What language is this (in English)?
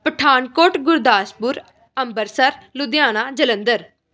Punjabi